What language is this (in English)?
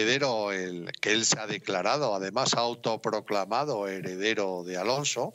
Spanish